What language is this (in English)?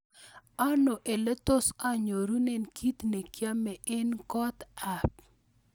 Kalenjin